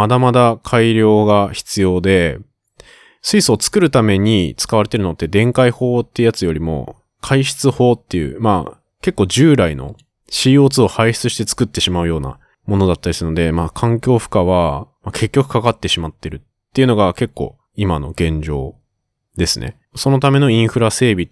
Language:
Japanese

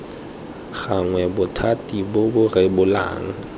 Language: Tswana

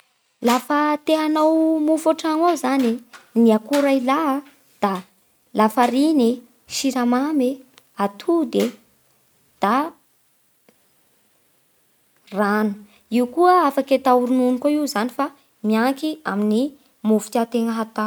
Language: Bara Malagasy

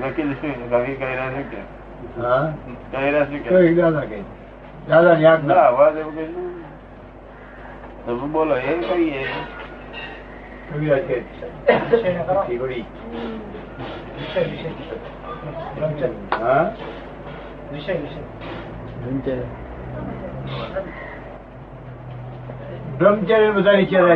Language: Gujarati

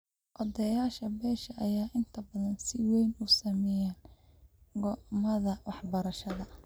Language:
Somali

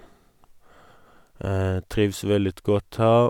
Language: Norwegian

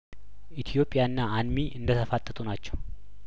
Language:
Amharic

